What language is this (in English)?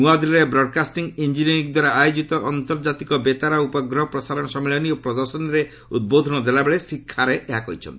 Odia